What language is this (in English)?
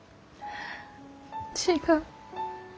Japanese